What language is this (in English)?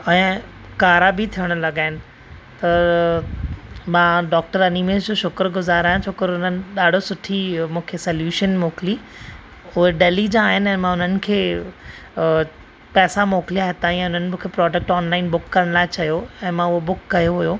Sindhi